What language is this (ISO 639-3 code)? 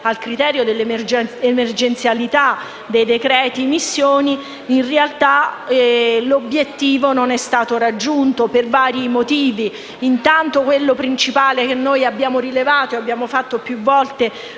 ita